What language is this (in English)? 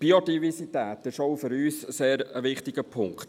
Swiss German